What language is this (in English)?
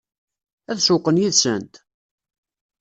Kabyle